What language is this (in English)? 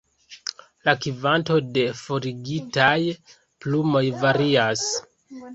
Esperanto